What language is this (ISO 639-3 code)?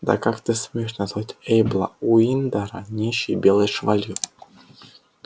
rus